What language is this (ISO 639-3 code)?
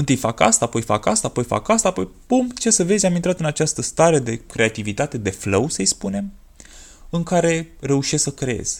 ron